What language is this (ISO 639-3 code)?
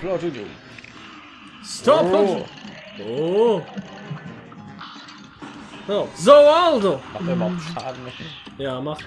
deu